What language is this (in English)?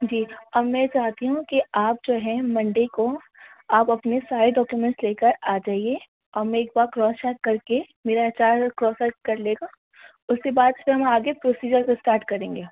Urdu